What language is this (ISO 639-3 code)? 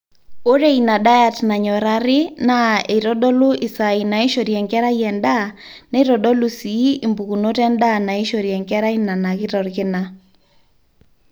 mas